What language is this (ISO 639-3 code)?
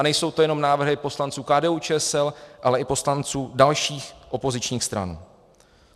ces